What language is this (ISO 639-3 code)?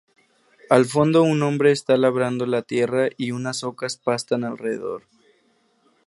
spa